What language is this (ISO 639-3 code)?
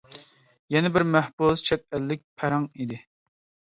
uig